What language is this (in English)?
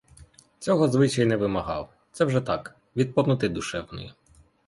Ukrainian